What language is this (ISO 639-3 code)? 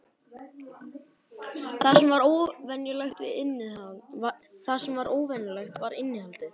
isl